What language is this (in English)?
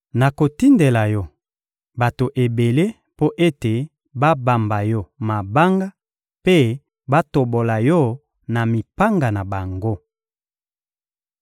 Lingala